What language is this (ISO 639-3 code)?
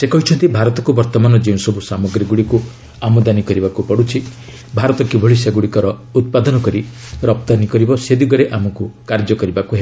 ori